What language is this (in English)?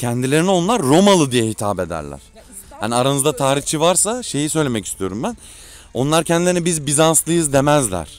Turkish